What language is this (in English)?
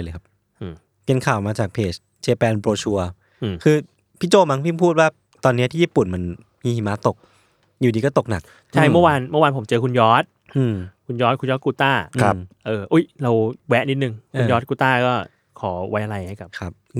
Thai